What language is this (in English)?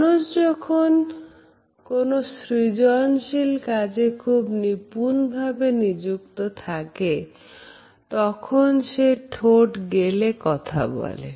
Bangla